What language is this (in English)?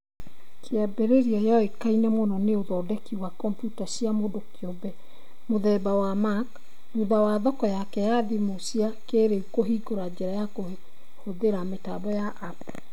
Kikuyu